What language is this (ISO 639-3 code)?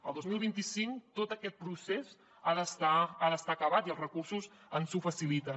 cat